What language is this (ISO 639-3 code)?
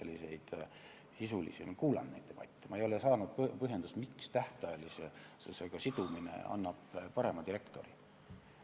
est